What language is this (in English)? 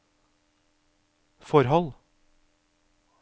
Norwegian